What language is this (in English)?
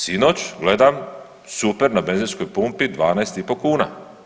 Croatian